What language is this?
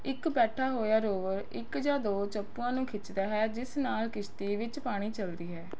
Punjabi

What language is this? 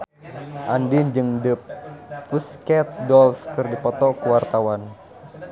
Sundanese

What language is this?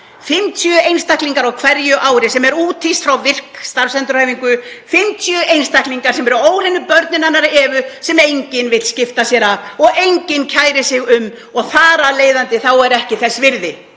Icelandic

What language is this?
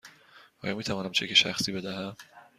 Persian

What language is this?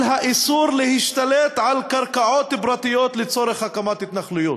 Hebrew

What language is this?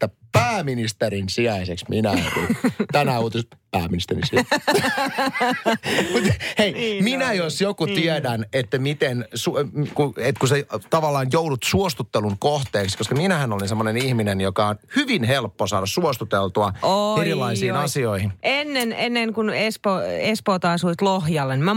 Finnish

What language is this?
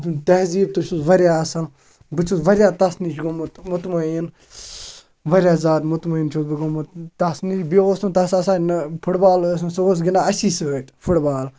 Kashmiri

